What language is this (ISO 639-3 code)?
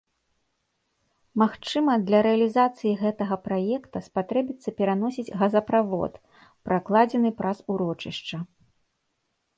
bel